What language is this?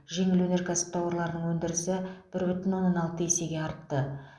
Kazakh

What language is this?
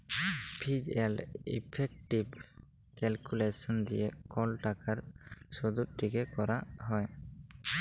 Bangla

